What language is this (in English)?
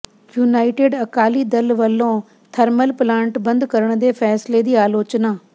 Punjabi